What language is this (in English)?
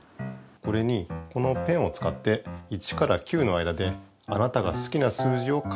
Japanese